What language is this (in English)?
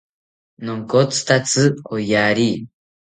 South Ucayali Ashéninka